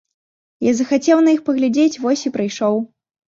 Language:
Belarusian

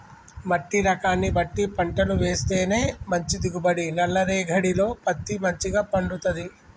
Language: Telugu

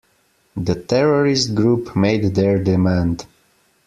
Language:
English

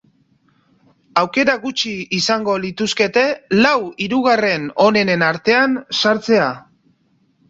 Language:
Basque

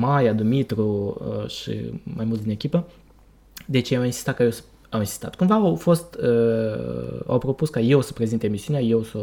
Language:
Romanian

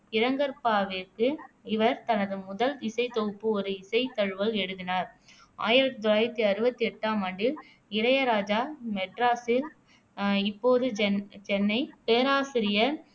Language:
Tamil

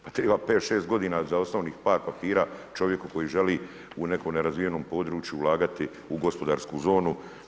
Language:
Croatian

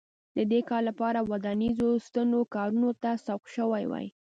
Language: Pashto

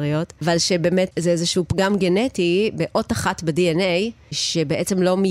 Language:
Hebrew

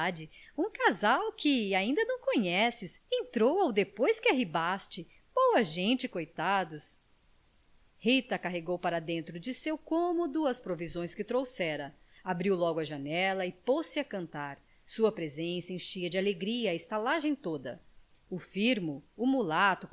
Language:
Portuguese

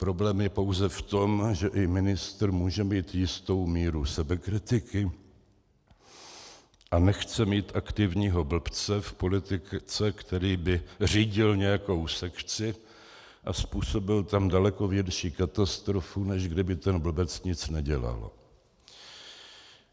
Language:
Czech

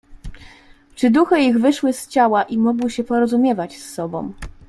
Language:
Polish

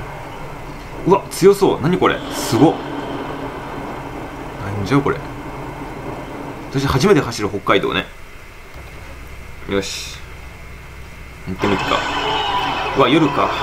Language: Japanese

